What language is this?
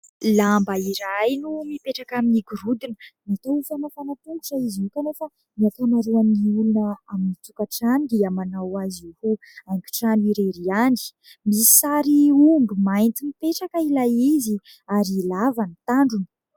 Malagasy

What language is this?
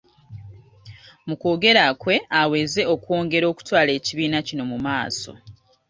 Ganda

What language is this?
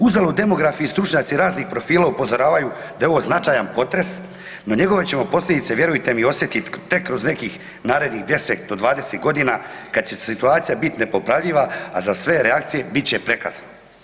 Croatian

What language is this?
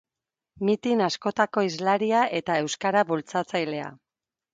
Basque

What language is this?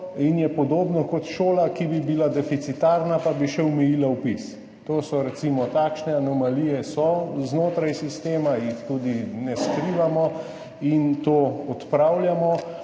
Slovenian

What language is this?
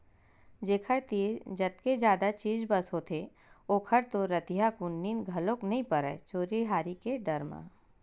Chhattisgarhi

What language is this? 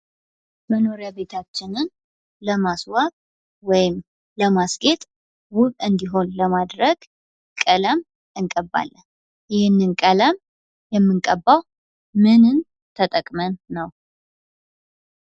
Amharic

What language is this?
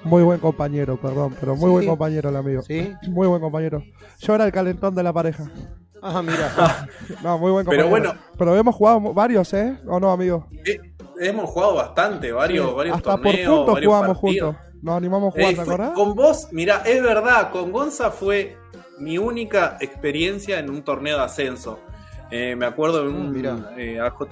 Spanish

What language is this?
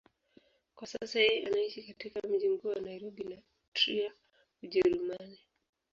Swahili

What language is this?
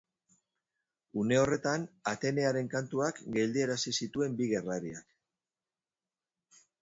Basque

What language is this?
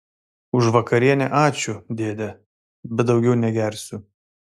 Lithuanian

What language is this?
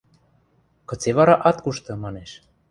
Western Mari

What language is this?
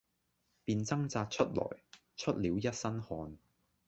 Cantonese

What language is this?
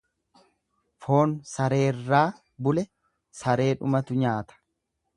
Oromo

